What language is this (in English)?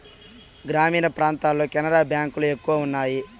Telugu